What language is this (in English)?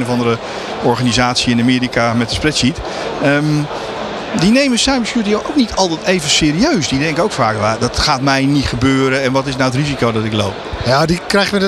Dutch